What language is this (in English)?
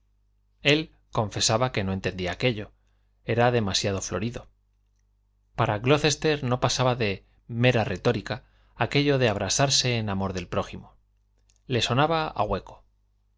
Spanish